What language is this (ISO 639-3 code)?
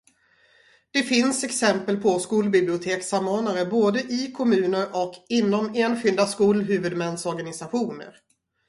swe